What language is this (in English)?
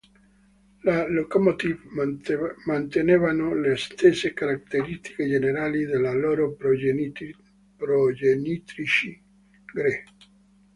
Italian